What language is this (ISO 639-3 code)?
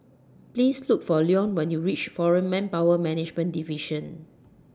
eng